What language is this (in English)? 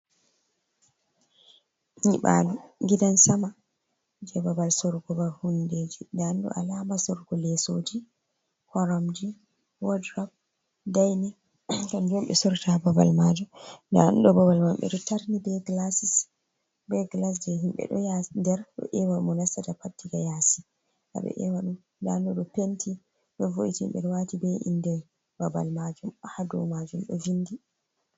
Fula